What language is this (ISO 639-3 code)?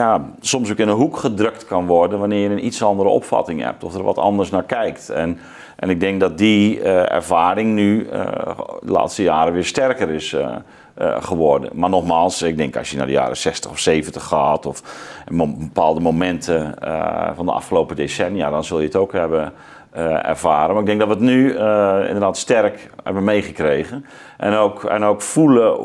nld